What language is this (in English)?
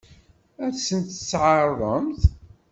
Kabyle